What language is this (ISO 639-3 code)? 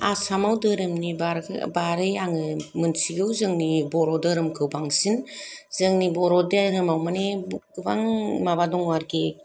brx